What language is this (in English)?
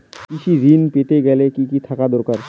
Bangla